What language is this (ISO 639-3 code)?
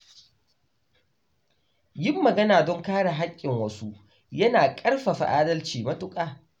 hau